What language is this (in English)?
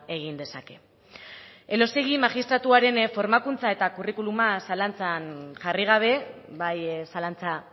Basque